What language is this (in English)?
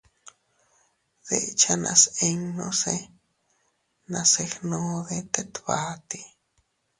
Teutila Cuicatec